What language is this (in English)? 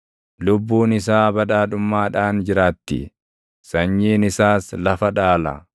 Oromo